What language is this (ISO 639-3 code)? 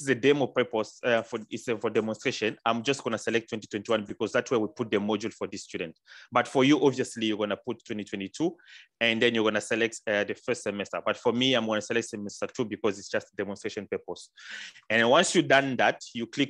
eng